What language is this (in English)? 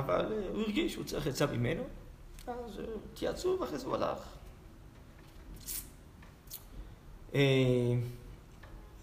Hebrew